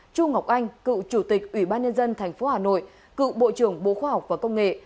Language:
Vietnamese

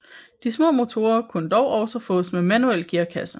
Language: Danish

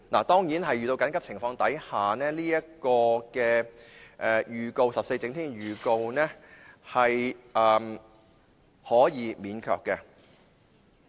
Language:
Cantonese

